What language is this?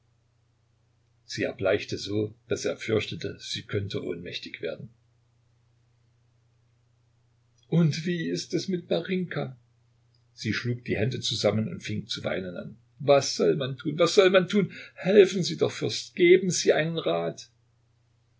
German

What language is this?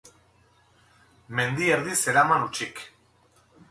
Basque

